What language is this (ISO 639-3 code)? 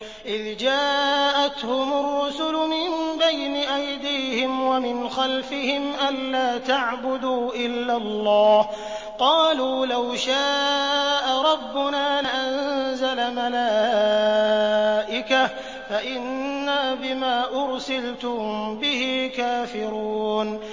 ara